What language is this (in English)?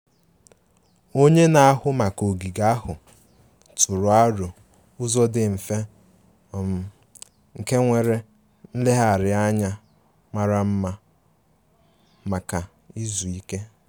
Igbo